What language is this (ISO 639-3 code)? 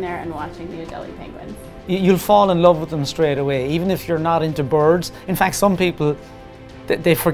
eng